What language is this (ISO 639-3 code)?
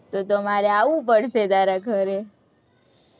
guj